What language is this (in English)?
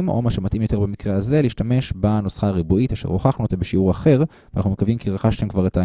Hebrew